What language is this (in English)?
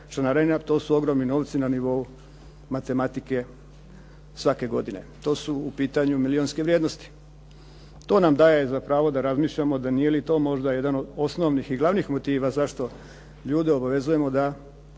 Croatian